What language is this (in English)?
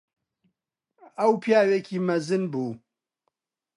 Central Kurdish